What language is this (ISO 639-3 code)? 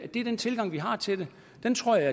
dan